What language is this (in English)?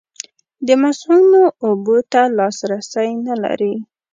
Pashto